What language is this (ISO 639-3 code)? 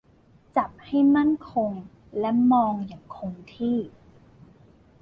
tha